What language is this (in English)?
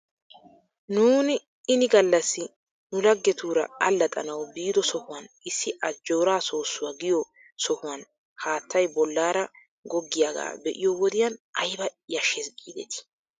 Wolaytta